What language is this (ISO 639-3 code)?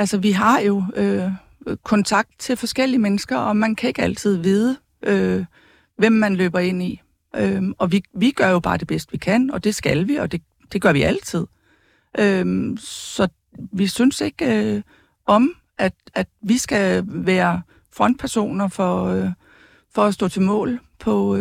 dan